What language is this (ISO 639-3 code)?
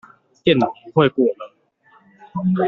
zho